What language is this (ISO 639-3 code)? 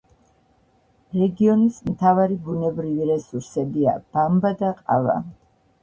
kat